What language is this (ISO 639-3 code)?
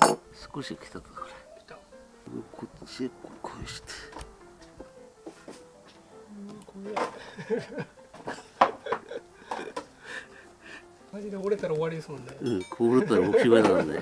jpn